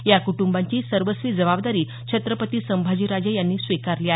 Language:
Marathi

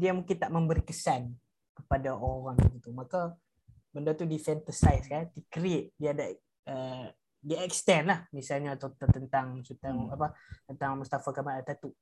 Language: Malay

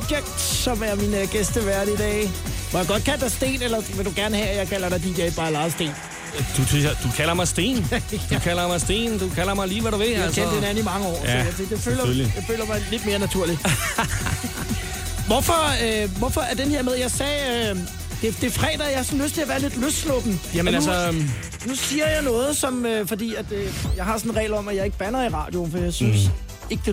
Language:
Danish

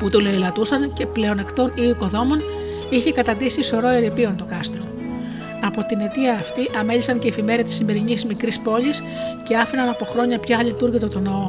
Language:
Greek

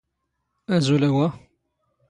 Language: Standard Moroccan Tamazight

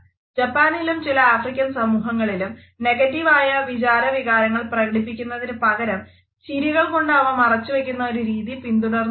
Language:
Malayalam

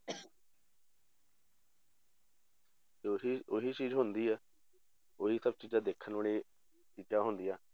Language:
Punjabi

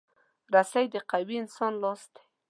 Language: Pashto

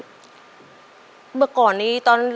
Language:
Thai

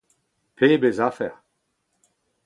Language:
Breton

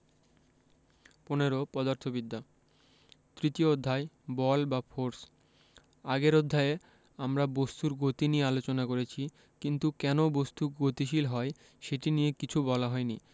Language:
Bangla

